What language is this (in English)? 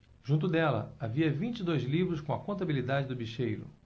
Portuguese